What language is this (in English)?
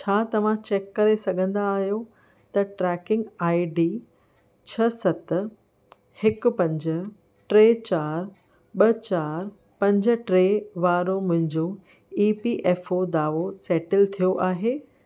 Sindhi